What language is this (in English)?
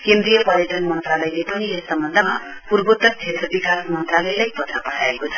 Nepali